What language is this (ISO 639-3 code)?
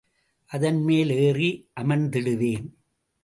tam